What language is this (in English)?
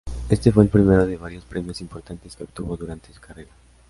Spanish